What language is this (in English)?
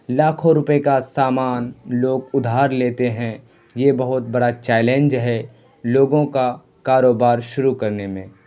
Urdu